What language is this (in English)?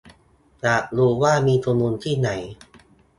Thai